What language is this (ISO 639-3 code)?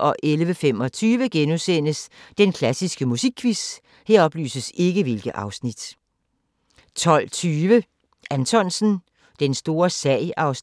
dan